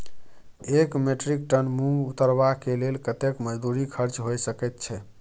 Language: Maithili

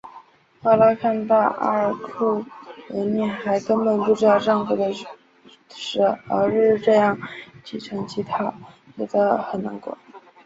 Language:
Chinese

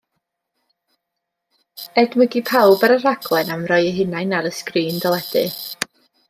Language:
Welsh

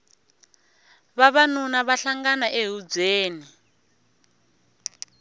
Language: Tsonga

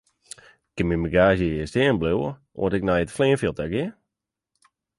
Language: Western Frisian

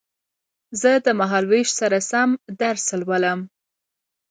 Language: Pashto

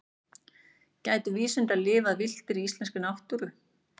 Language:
Icelandic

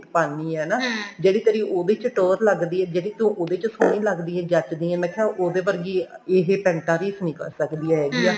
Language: Punjabi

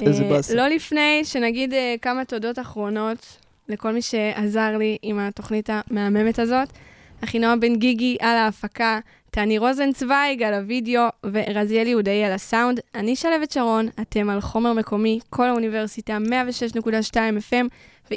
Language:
Hebrew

